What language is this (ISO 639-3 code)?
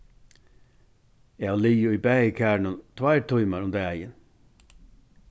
fao